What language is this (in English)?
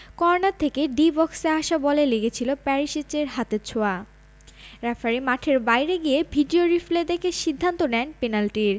Bangla